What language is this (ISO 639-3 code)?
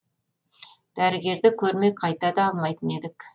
kaz